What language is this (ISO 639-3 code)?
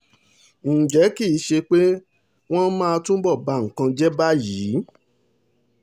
yor